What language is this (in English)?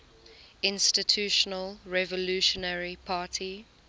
English